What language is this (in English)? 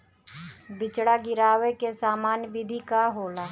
Bhojpuri